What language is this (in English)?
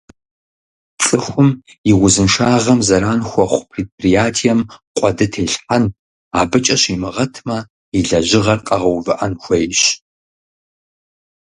Kabardian